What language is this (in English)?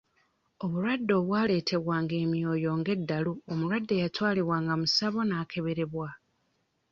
Ganda